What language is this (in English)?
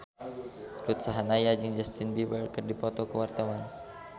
Sundanese